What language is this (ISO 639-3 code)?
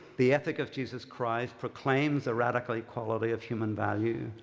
eng